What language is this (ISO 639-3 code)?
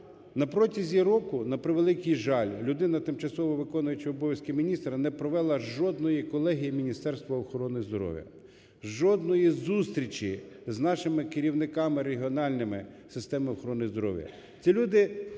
ukr